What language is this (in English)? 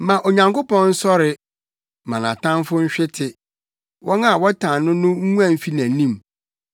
Akan